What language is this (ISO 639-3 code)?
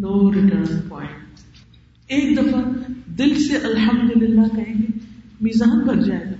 urd